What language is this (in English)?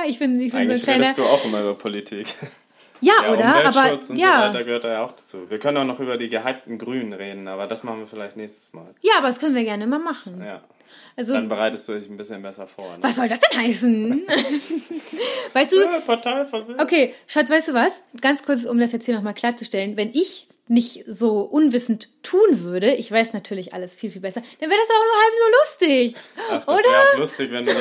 German